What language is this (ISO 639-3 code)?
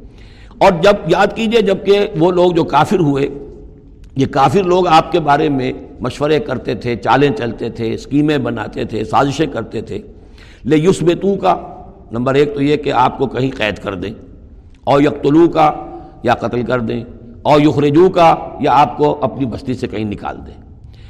urd